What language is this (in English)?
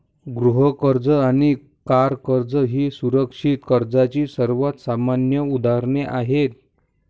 Marathi